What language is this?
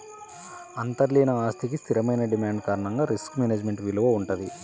Telugu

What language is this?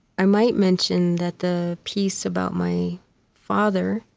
English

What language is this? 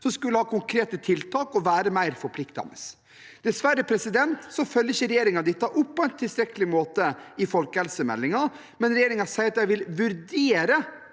Norwegian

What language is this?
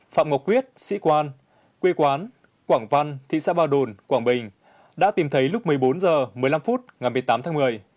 Vietnamese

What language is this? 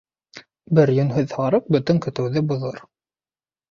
Bashkir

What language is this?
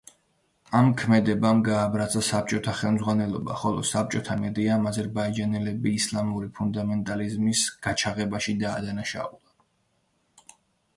Georgian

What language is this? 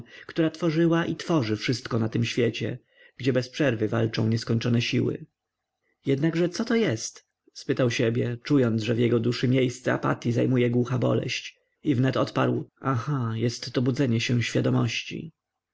Polish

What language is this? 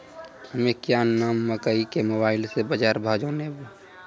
Maithili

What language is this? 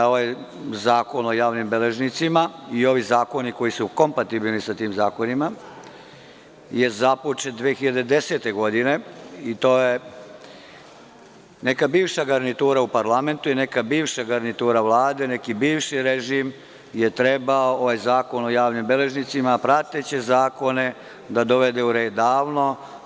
Serbian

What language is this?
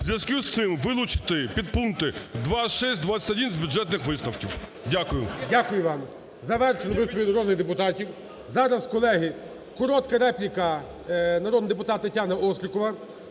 Ukrainian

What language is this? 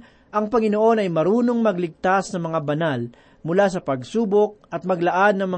Filipino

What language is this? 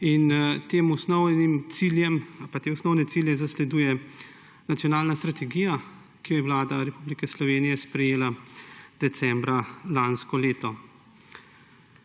Slovenian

